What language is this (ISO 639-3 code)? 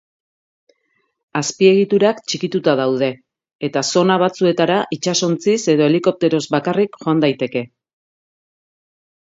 eus